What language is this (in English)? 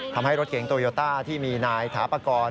Thai